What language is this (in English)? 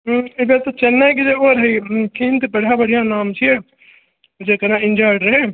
Maithili